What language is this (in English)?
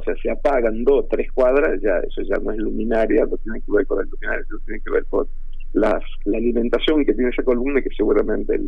Spanish